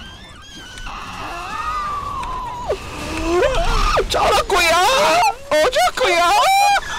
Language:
Korean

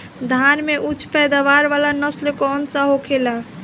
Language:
Bhojpuri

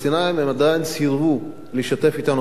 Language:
Hebrew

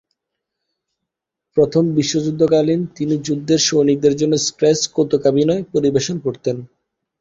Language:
Bangla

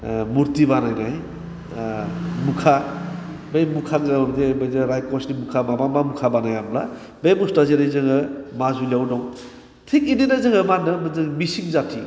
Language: Bodo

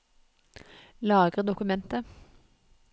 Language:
Norwegian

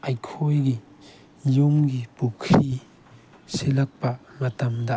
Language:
Manipuri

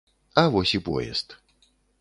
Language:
Belarusian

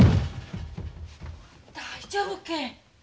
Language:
Japanese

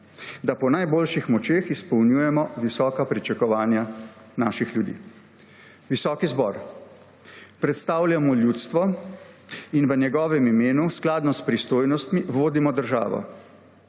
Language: Slovenian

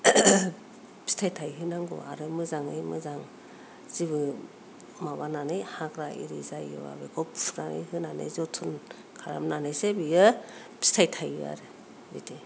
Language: Bodo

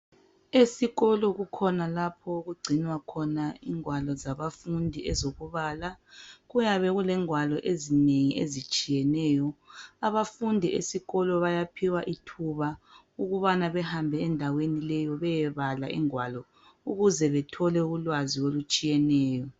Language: North Ndebele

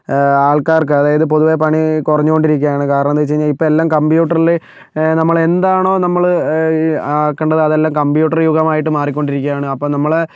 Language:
Malayalam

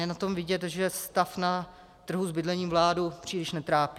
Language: Czech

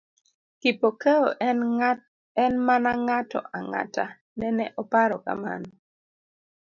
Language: Luo (Kenya and Tanzania)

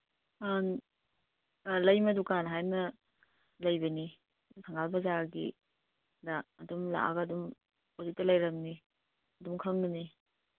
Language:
Manipuri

